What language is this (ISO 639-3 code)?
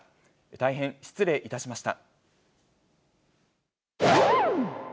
jpn